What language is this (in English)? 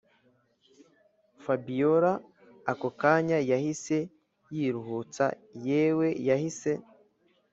Kinyarwanda